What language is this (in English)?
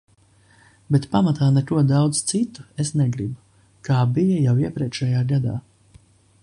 Latvian